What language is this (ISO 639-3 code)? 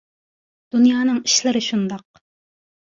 uig